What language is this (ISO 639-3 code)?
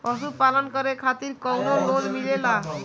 bho